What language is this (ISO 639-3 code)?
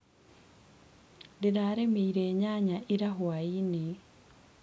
kik